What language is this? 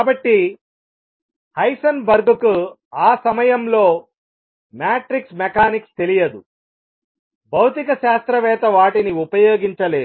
Telugu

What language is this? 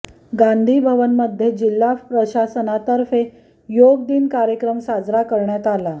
Marathi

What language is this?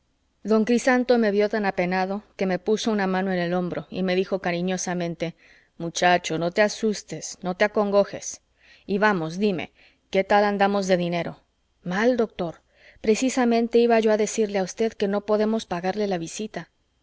Spanish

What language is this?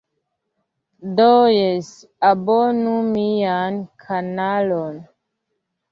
Esperanto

